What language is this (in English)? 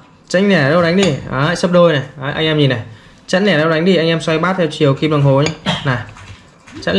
Vietnamese